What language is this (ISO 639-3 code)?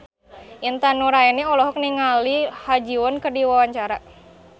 sun